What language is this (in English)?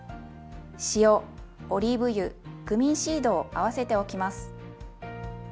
Japanese